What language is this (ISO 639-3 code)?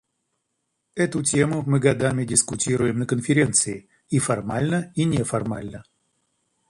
rus